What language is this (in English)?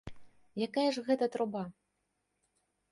Belarusian